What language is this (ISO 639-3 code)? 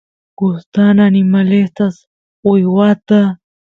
qus